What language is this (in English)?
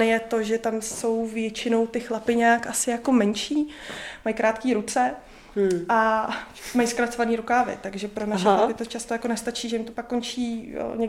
Czech